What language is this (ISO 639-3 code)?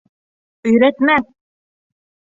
bak